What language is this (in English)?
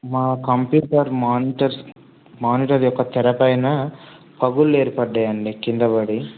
Telugu